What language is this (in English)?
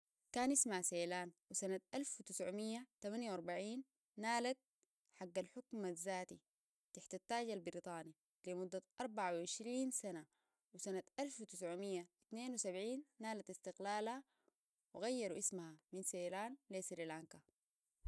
Sudanese Arabic